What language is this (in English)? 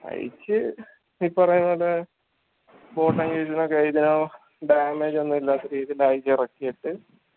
Malayalam